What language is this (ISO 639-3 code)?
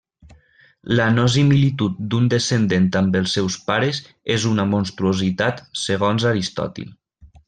cat